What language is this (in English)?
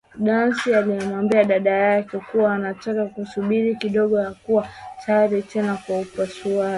Swahili